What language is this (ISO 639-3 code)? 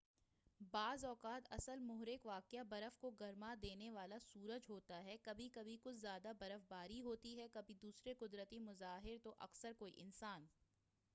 urd